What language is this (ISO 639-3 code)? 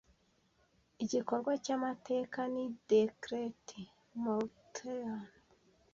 kin